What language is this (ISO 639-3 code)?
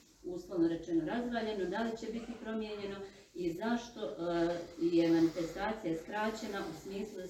hrv